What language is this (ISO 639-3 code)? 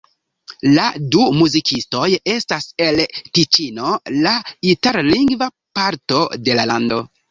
epo